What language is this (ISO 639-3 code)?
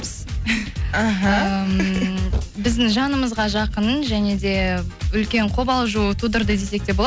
kaz